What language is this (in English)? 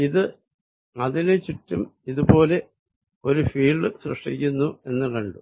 Malayalam